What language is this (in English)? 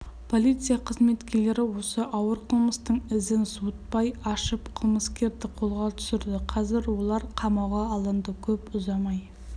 Kazakh